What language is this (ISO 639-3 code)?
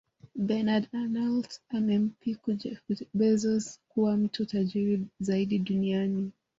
swa